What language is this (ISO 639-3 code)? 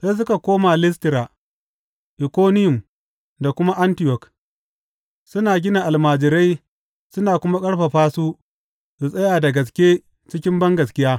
hau